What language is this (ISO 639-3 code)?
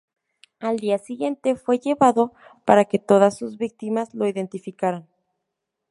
spa